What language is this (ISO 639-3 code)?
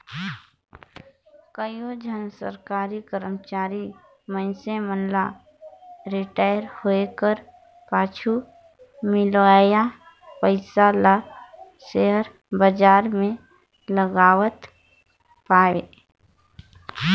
hne